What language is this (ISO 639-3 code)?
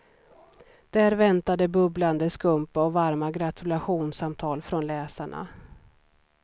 swe